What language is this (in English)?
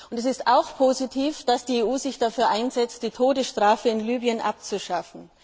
German